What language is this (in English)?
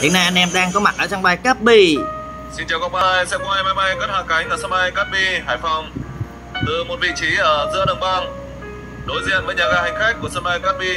Vietnamese